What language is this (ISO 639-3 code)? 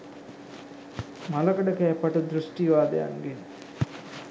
sin